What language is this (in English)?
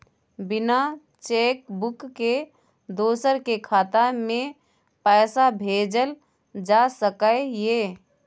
Maithili